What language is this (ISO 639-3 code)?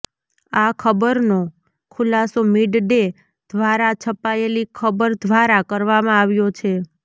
guj